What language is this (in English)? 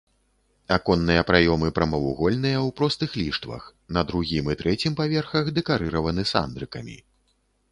Belarusian